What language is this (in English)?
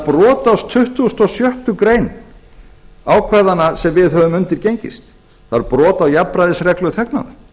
Icelandic